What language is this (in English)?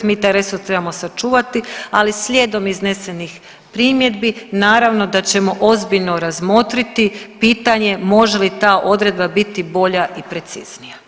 Croatian